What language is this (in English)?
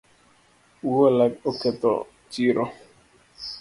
Luo (Kenya and Tanzania)